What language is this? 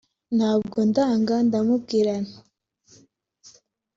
Kinyarwanda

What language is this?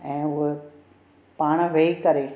Sindhi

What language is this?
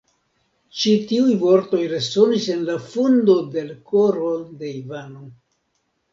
Esperanto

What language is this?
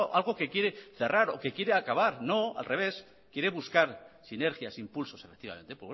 Spanish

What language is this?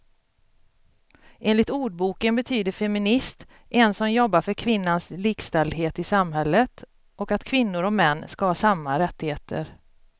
Swedish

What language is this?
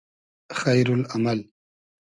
Hazaragi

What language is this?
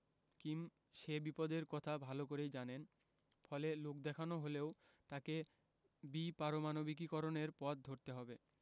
Bangla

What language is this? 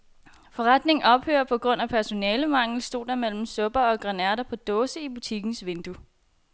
Danish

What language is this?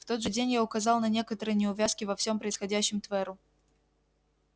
Russian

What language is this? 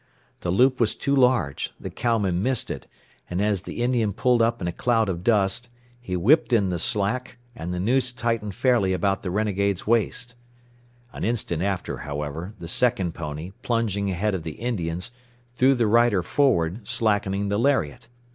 English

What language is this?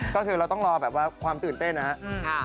Thai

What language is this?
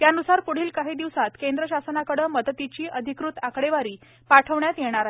Marathi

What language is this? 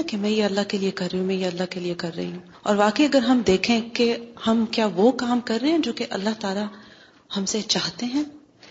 Urdu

